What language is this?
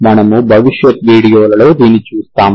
Telugu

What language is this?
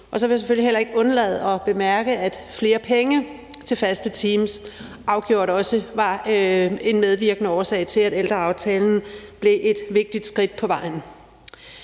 Danish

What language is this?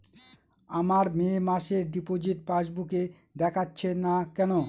Bangla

